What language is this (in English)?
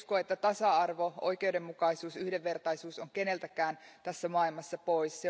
Finnish